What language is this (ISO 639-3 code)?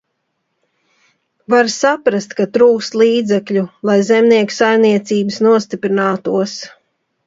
lav